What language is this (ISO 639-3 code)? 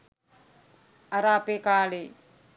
sin